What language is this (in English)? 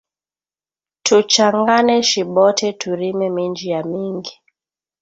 Swahili